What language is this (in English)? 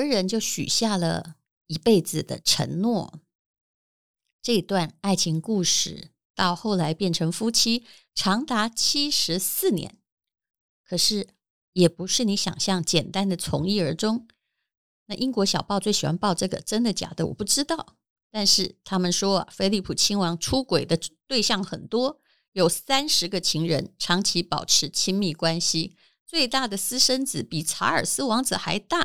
Chinese